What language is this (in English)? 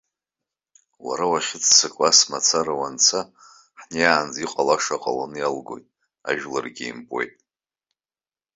Abkhazian